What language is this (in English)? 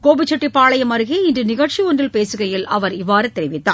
Tamil